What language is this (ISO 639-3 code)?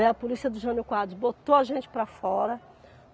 por